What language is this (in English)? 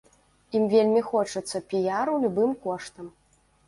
Belarusian